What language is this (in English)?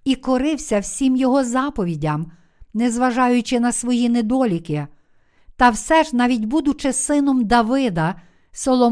Ukrainian